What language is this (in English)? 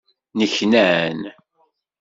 Kabyle